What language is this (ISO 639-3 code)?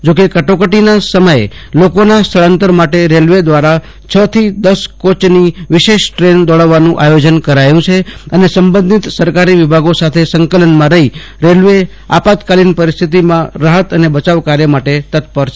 guj